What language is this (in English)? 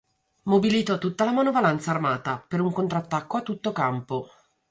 Italian